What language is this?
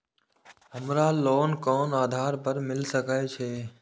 Maithili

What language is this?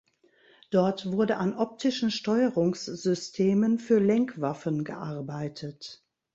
German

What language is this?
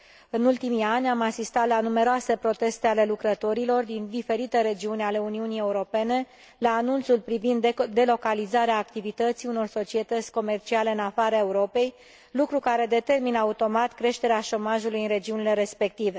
Romanian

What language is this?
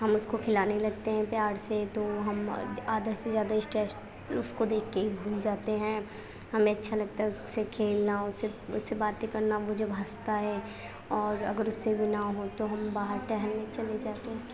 Urdu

